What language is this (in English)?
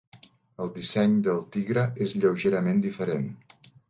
Catalan